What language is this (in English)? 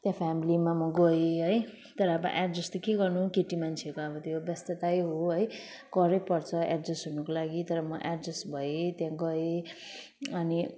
Nepali